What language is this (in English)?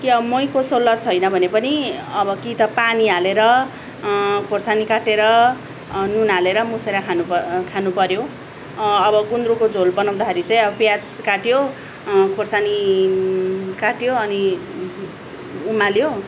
Nepali